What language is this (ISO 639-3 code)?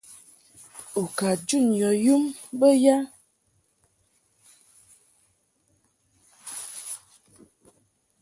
mhk